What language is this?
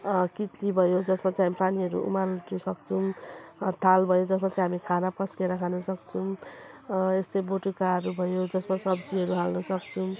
Nepali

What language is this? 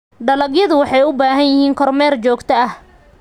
Somali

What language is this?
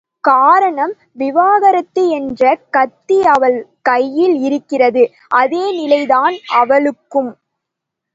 Tamil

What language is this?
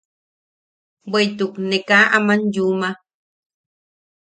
Yaqui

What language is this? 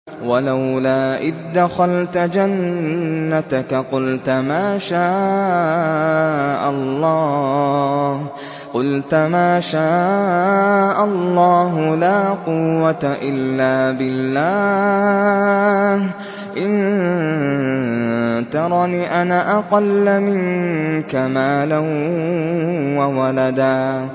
Arabic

